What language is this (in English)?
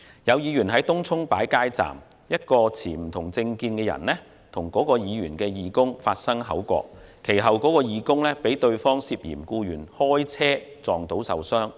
Cantonese